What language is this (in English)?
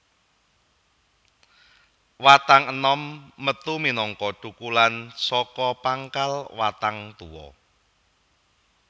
Javanese